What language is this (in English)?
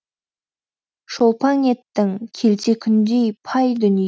Kazakh